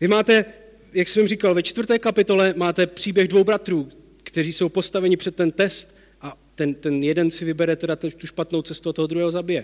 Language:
Czech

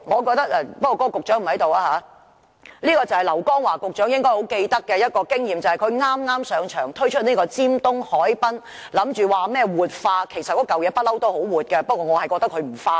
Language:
Cantonese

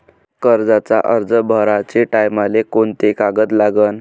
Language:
Marathi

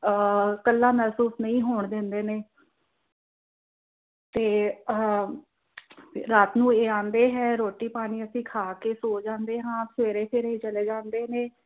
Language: Punjabi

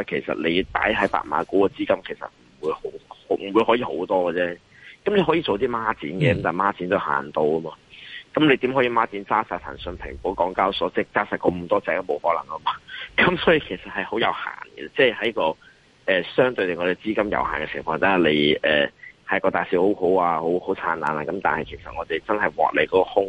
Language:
Chinese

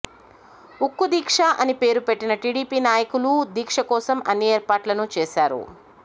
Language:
Telugu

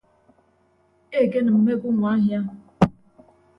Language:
Ibibio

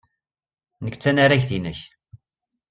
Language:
Kabyle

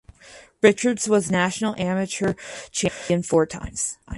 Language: English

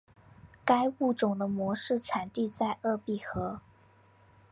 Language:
Chinese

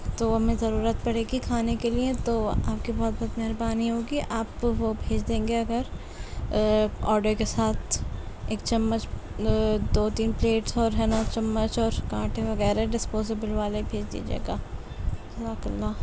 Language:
Urdu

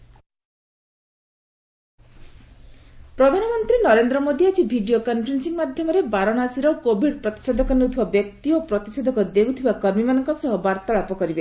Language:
Odia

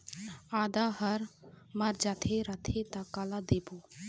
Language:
Chhattisgarhi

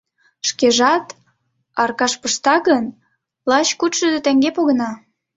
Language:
Mari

